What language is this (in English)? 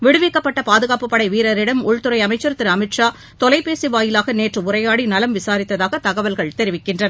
Tamil